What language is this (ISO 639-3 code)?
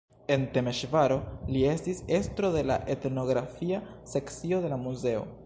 epo